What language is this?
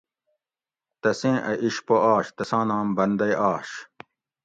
Gawri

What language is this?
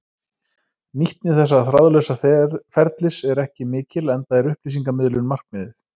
Icelandic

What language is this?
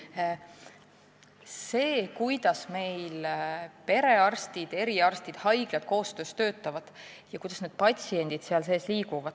Estonian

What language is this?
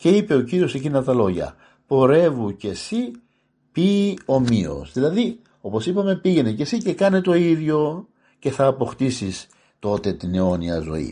Greek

